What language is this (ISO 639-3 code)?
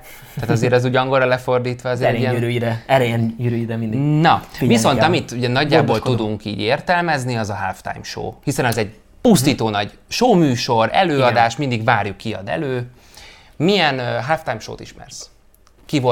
hun